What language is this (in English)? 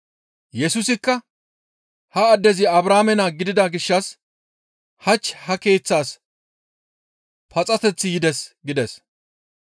Gamo